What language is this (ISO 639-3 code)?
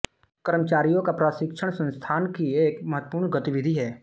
hin